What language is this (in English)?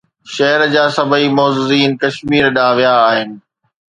Sindhi